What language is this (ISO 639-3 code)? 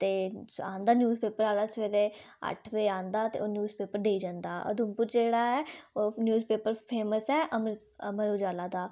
doi